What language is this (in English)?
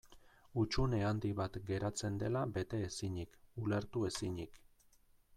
Basque